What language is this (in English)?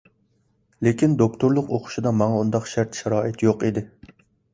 Uyghur